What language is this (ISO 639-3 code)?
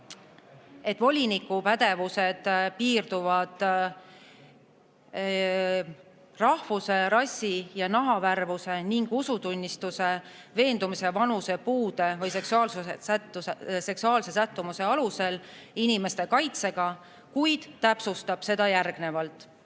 est